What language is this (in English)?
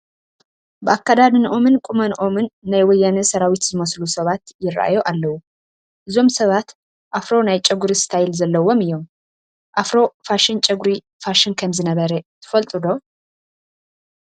Tigrinya